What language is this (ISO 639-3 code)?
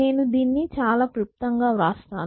tel